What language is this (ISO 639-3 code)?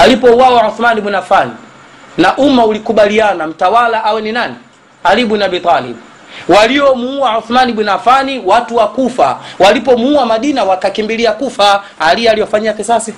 swa